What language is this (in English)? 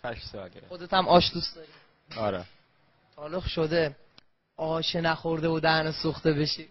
Persian